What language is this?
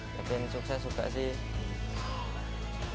Indonesian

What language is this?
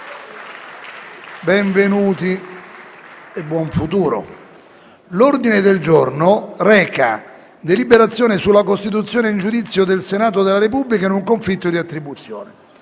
Italian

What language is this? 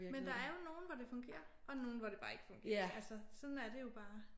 Danish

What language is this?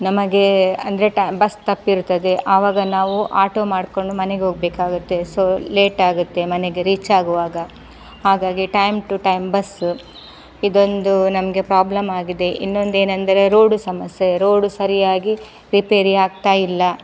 Kannada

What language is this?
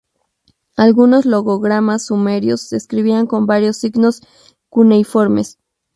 Spanish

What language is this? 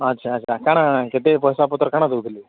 Odia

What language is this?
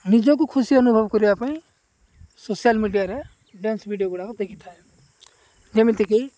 Odia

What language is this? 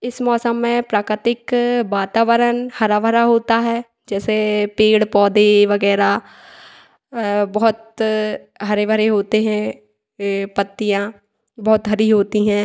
Hindi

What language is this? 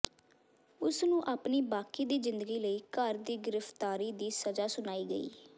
Punjabi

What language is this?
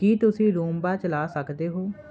Punjabi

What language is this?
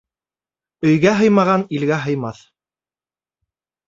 Bashkir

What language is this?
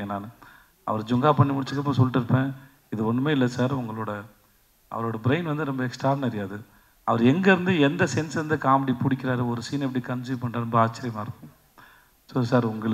Tamil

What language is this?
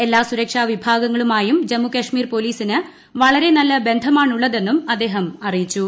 Malayalam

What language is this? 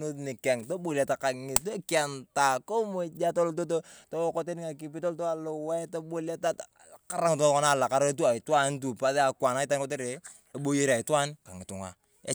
Turkana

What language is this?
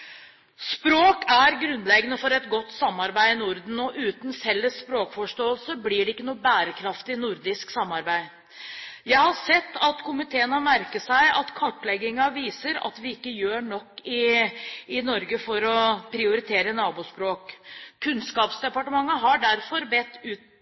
Norwegian Bokmål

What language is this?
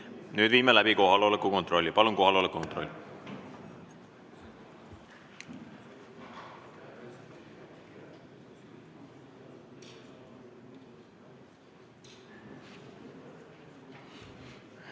Estonian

